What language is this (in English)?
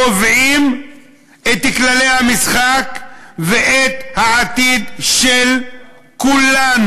Hebrew